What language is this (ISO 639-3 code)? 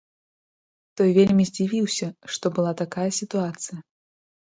bel